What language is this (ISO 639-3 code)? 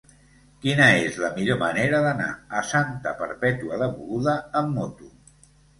cat